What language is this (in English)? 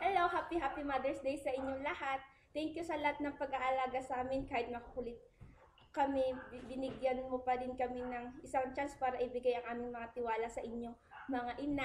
Filipino